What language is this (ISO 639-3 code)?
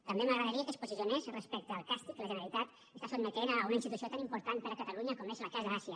cat